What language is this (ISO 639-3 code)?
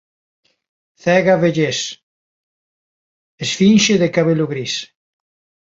glg